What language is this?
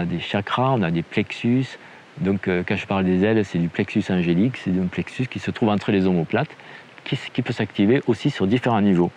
French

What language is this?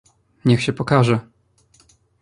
Polish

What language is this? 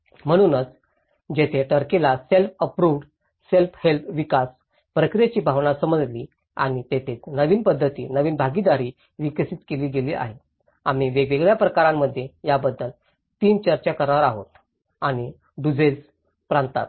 Marathi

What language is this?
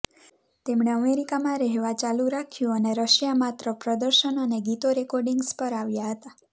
Gujarati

